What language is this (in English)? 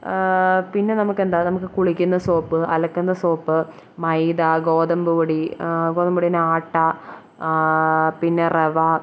Malayalam